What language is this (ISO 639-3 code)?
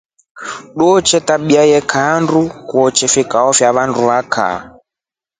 rof